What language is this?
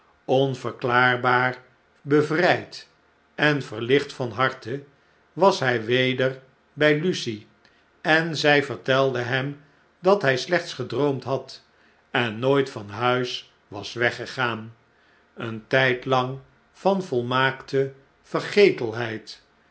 Dutch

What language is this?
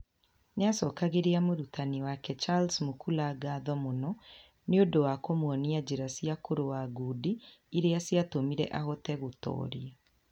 Kikuyu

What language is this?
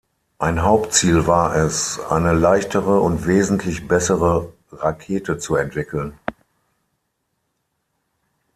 German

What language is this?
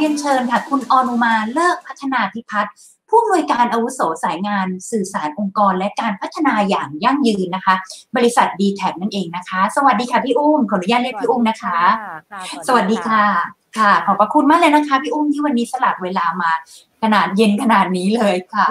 Thai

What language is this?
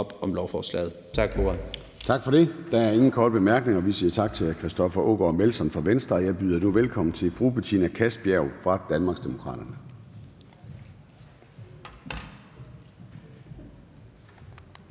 Danish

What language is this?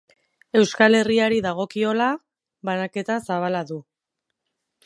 Basque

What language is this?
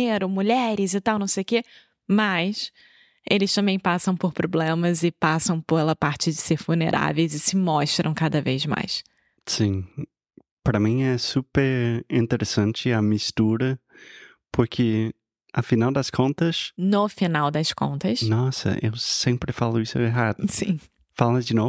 Portuguese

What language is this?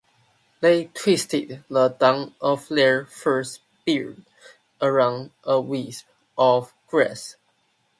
English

